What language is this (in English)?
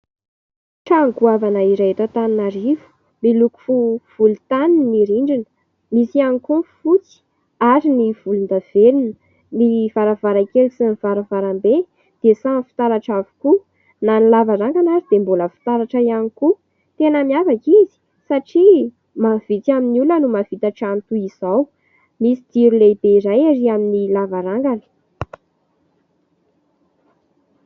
Malagasy